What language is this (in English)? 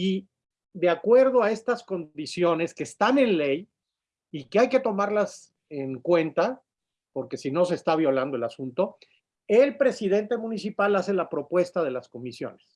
Spanish